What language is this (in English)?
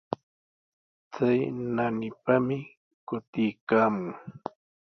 Sihuas Ancash Quechua